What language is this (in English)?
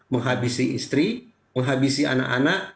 Indonesian